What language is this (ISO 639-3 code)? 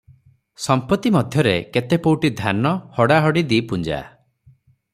ori